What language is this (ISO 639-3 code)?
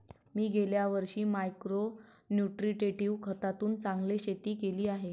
mar